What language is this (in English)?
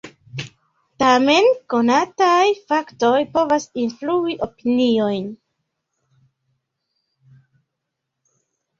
Esperanto